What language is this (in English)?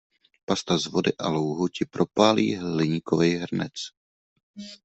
Czech